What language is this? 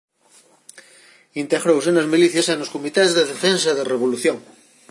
Galician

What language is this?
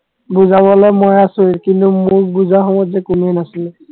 Assamese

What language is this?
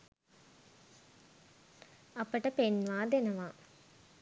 Sinhala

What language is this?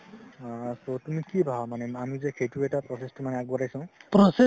Assamese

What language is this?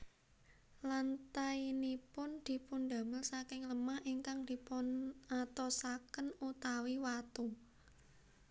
Javanese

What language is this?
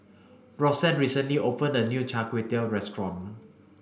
English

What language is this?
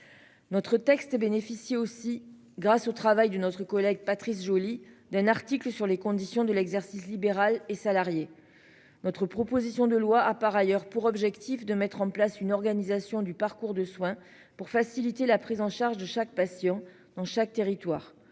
French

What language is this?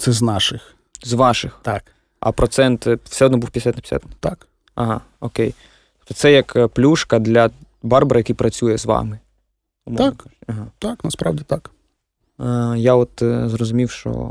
Ukrainian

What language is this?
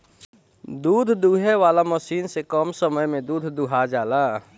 Bhojpuri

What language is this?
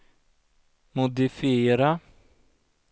Swedish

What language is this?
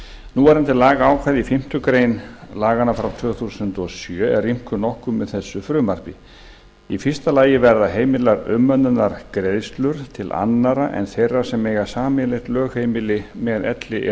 Icelandic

